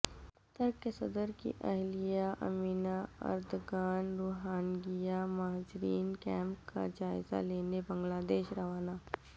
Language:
Urdu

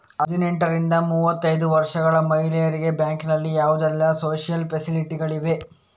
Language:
Kannada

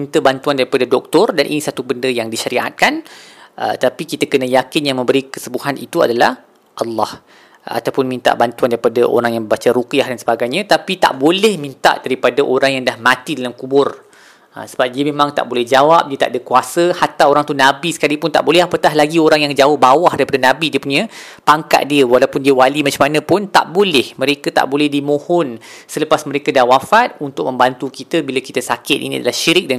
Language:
Malay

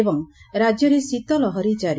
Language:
Odia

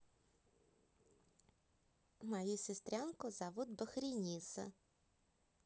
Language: Russian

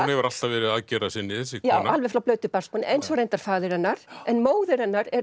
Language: Icelandic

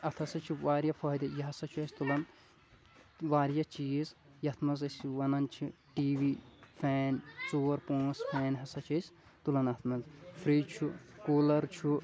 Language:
Kashmiri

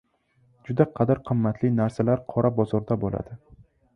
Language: Uzbek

